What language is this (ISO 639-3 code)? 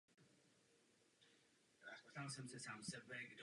ces